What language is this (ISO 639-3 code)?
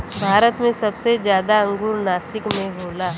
bho